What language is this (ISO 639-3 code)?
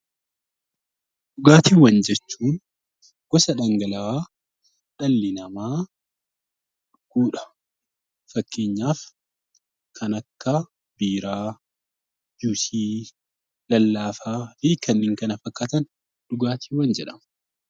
orm